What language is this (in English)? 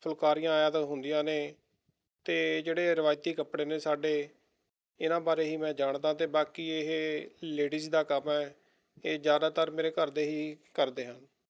Punjabi